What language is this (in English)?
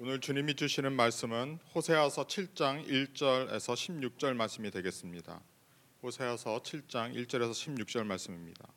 Korean